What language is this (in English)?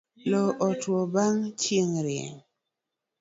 Luo (Kenya and Tanzania)